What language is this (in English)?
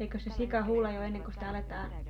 Finnish